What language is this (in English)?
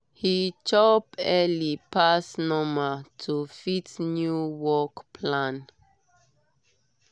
Nigerian Pidgin